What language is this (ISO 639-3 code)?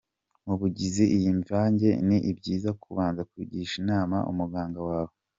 kin